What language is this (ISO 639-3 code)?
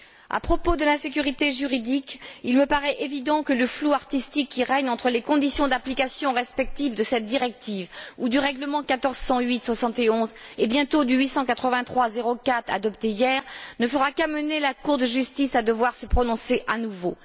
fra